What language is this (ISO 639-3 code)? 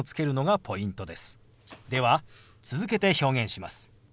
jpn